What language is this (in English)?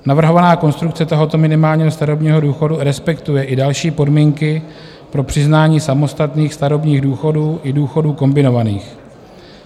Czech